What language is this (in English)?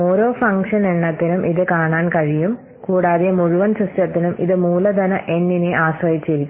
Malayalam